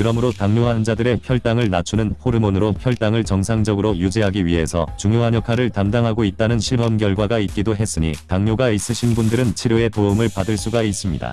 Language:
Korean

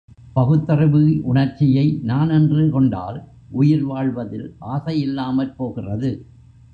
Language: Tamil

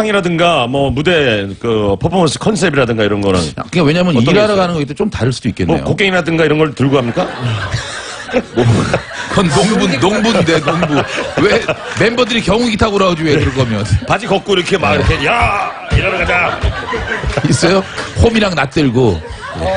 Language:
Korean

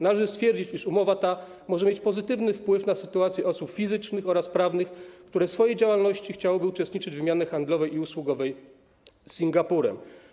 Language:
Polish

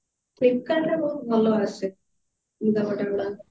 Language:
Odia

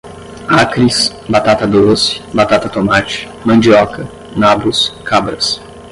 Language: Portuguese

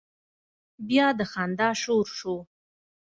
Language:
Pashto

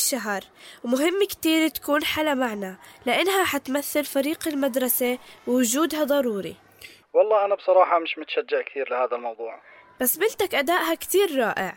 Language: Arabic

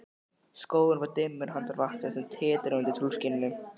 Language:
Icelandic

